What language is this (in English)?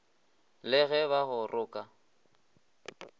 Northern Sotho